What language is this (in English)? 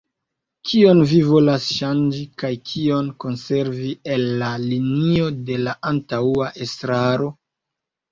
Esperanto